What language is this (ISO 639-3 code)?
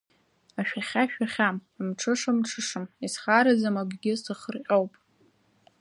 abk